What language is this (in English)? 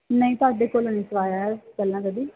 Punjabi